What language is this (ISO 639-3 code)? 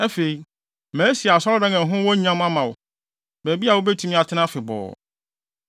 aka